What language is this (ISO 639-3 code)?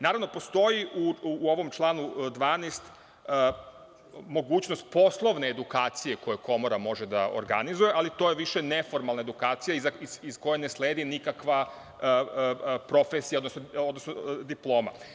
srp